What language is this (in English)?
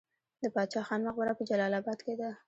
Pashto